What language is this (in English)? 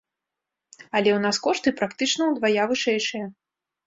Belarusian